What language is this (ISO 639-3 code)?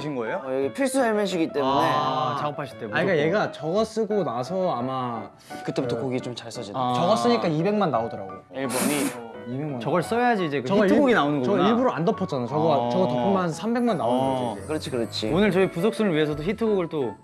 kor